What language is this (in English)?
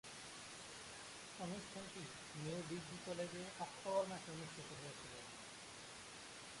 Bangla